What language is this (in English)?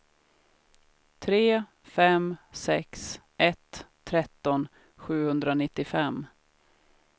Swedish